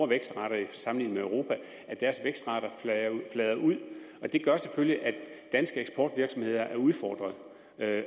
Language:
Danish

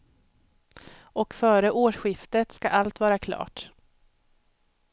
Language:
Swedish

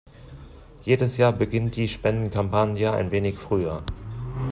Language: German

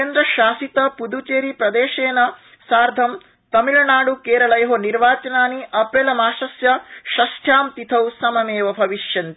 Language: Sanskrit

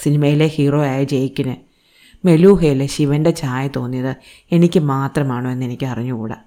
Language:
Malayalam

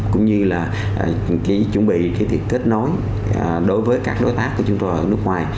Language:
Vietnamese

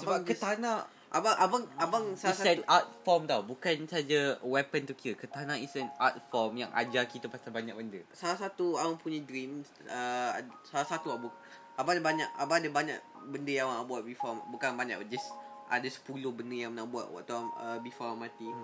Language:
Malay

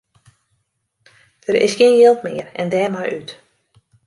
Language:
Western Frisian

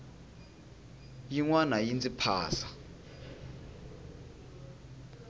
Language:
Tsonga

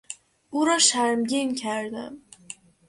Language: Persian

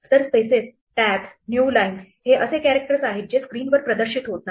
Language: Marathi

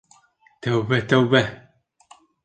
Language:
Bashkir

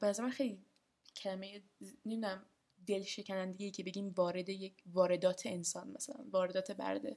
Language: Persian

